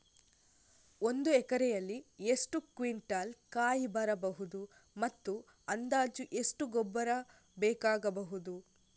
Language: Kannada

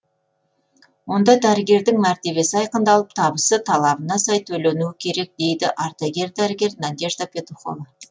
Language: Kazakh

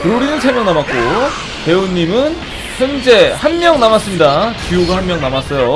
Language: Korean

